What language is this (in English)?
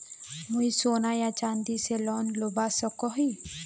Magahi